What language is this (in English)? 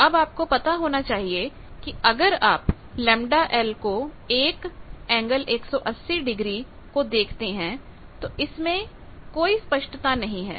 Hindi